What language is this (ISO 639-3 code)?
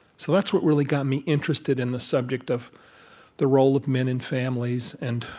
eng